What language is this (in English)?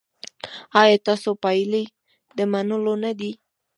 Pashto